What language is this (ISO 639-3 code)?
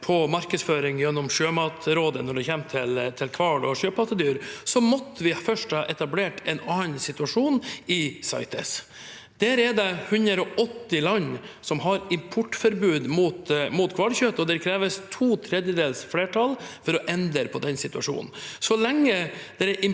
nor